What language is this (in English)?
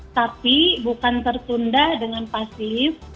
Indonesian